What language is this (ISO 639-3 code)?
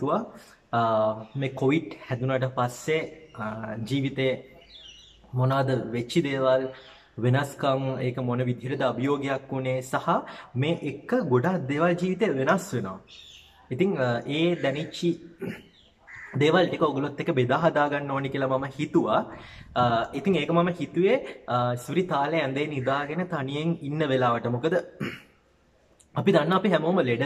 ind